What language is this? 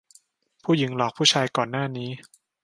Thai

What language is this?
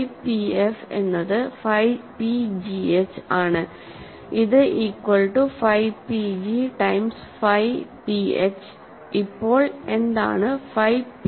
Malayalam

